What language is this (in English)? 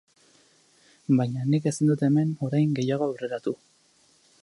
Basque